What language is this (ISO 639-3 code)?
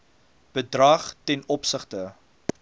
afr